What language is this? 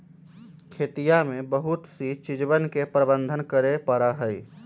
Magahi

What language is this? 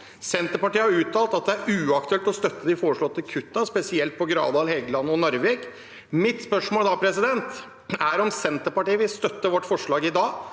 Norwegian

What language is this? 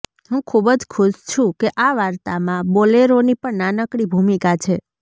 Gujarati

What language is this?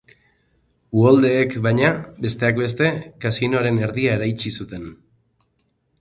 Basque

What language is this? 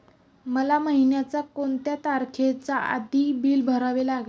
Marathi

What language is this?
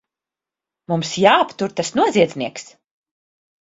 Latvian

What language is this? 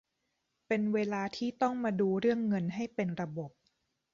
Thai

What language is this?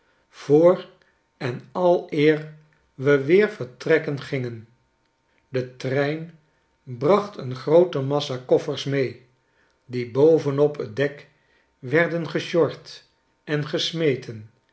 Dutch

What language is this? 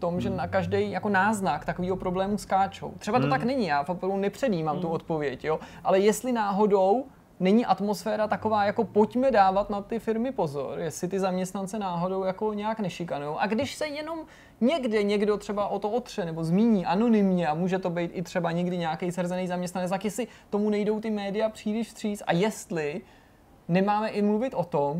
Czech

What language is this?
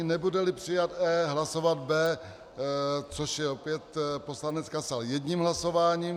Czech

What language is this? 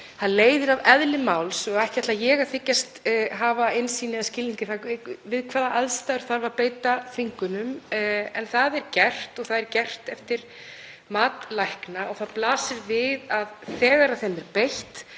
Icelandic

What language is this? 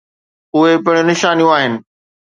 Sindhi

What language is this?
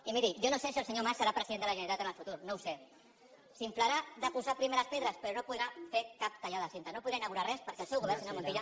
Catalan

